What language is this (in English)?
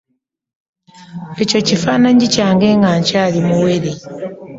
Ganda